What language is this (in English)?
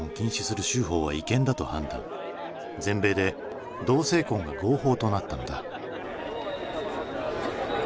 Japanese